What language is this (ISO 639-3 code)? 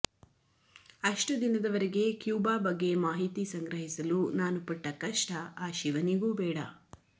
kan